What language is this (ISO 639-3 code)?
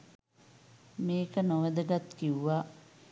sin